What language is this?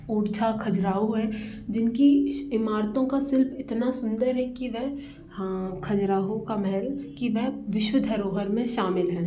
Hindi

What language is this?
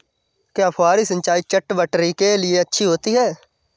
Hindi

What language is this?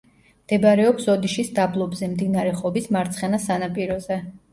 Georgian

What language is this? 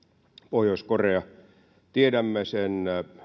Finnish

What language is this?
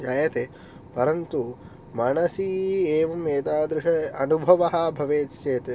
Sanskrit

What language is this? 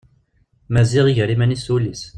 Kabyle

